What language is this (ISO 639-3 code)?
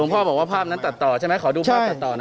tha